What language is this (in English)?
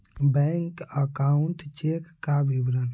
Magahi